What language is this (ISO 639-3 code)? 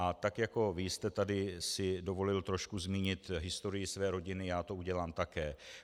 ces